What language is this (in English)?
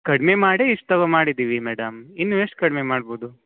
Kannada